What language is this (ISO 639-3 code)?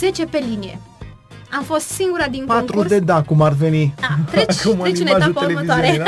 ron